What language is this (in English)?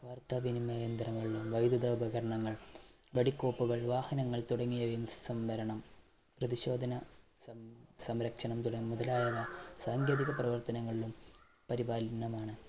Malayalam